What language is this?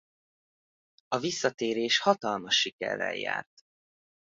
Hungarian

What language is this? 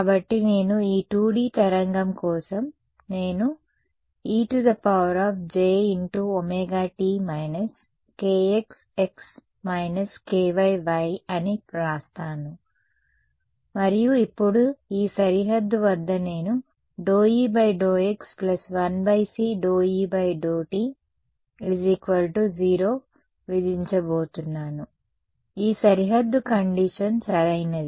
Telugu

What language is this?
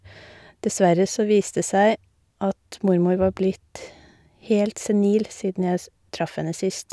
Norwegian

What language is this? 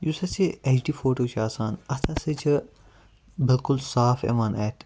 Kashmiri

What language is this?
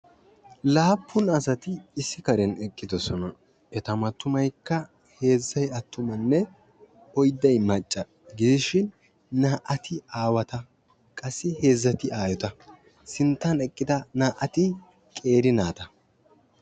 Wolaytta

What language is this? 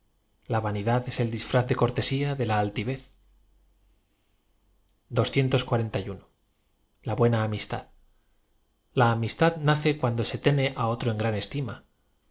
Spanish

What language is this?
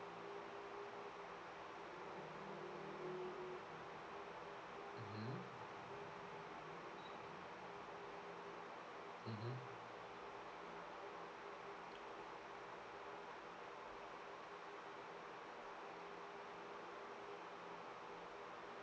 English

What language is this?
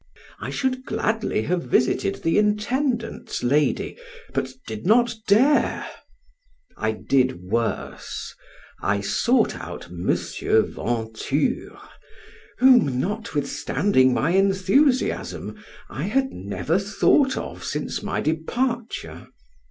English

